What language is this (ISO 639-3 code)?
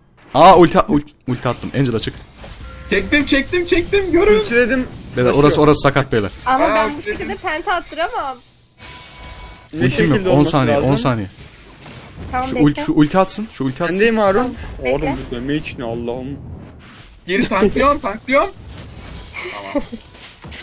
tur